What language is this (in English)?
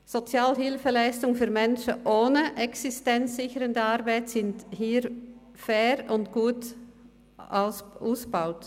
Swiss German